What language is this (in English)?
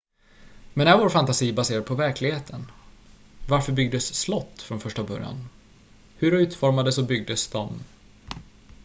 Swedish